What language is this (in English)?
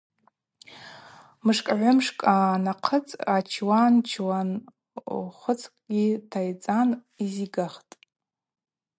Abaza